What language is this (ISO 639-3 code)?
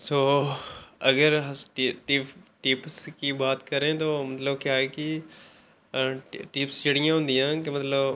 doi